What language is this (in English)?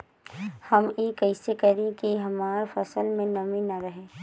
Bhojpuri